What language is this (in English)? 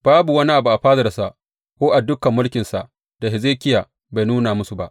Hausa